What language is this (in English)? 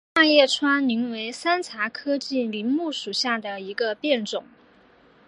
Chinese